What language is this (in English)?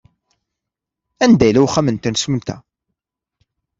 Kabyle